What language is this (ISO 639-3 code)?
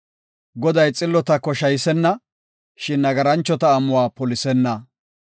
gof